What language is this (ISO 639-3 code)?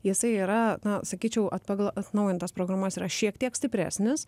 lit